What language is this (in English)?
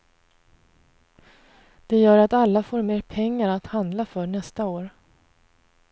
Swedish